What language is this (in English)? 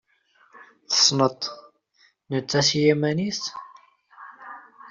Kabyle